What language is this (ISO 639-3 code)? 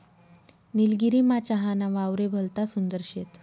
mar